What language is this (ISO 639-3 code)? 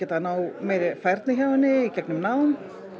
isl